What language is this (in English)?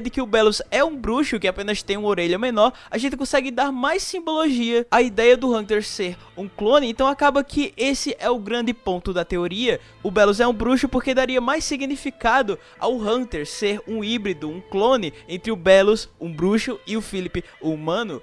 Portuguese